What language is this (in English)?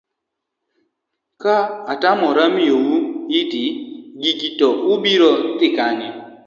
Luo (Kenya and Tanzania)